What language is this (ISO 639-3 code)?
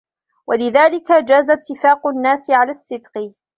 ara